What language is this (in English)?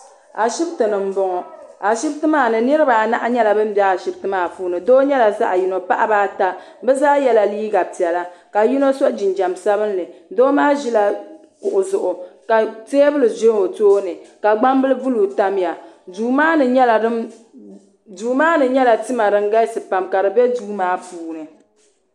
Dagbani